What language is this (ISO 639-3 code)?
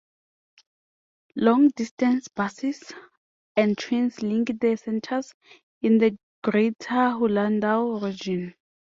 eng